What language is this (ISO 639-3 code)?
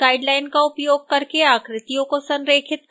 hin